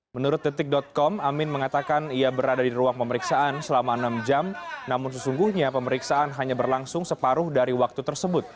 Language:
Indonesian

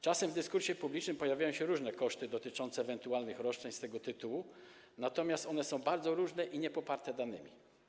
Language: Polish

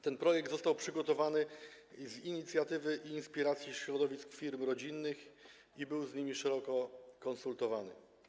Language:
Polish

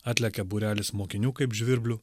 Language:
Lithuanian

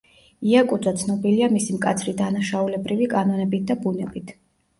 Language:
Georgian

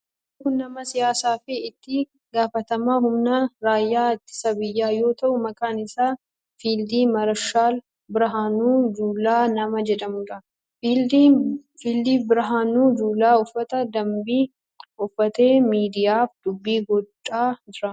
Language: Oromo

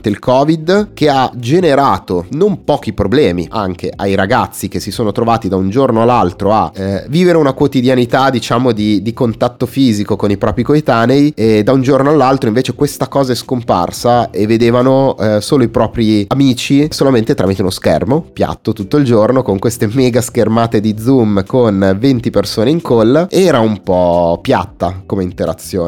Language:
Italian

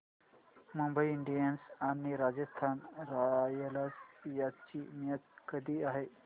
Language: Marathi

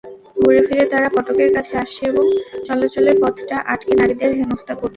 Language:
Bangla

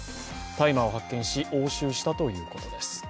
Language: Japanese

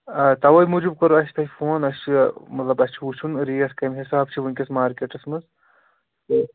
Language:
Kashmiri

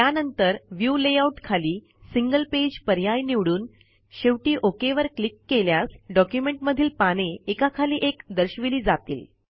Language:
Marathi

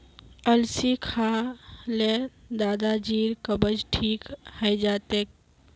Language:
Magahi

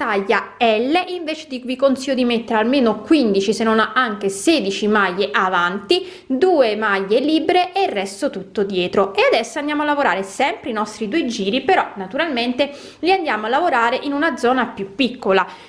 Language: Italian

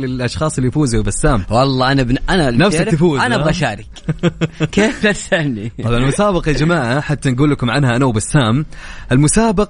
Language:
Arabic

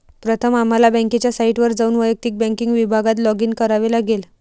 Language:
Marathi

